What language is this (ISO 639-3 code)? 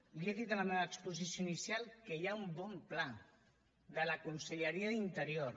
cat